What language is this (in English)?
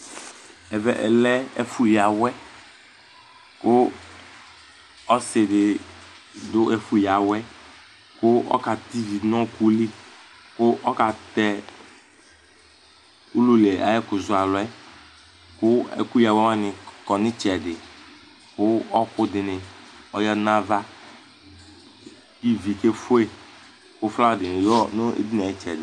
Ikposo